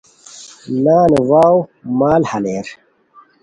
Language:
Khowar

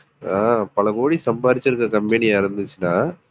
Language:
Tamil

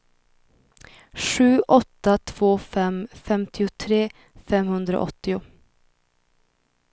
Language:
Swedish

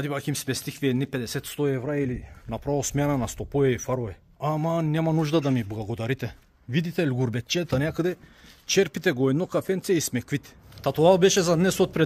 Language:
Bulgarian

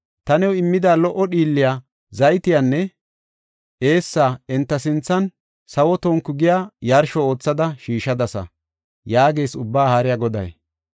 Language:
Gofa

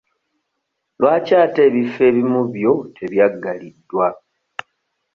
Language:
Ganda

